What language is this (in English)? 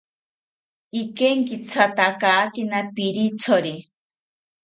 South Ucayali Ashéninka